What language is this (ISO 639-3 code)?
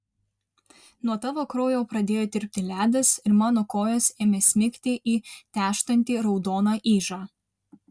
lit